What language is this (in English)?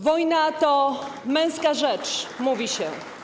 Polish